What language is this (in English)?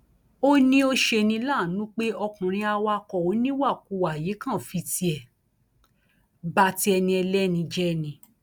Yoruba